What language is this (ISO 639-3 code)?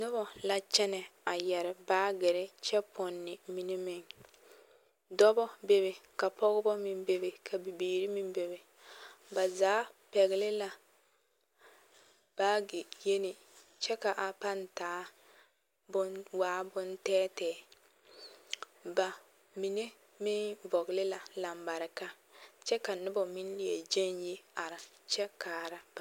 dga